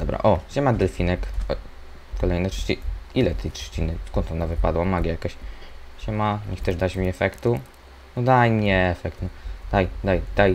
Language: Polish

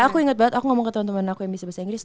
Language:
Indonesian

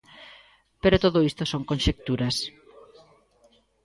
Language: Galician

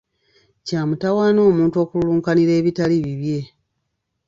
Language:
Ganda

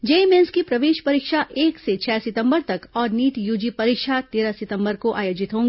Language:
Hindi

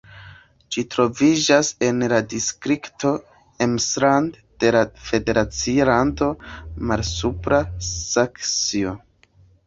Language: Esperanto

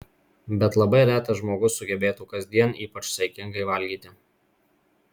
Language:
Lithuanian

